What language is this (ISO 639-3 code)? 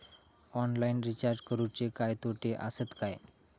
mar